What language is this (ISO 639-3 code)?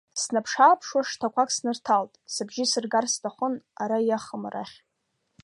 abk